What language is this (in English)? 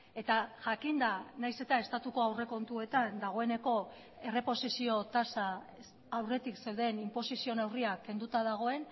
Basque